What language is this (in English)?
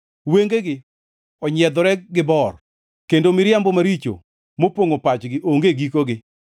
Luo (Kenya and Tanzania)